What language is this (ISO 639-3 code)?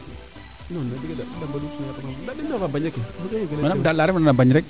srr